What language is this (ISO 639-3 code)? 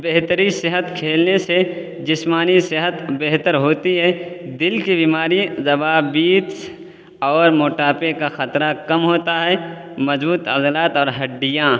urd